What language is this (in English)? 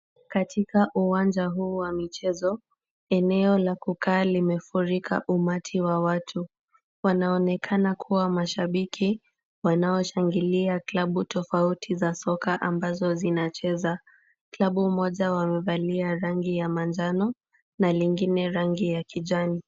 Swahili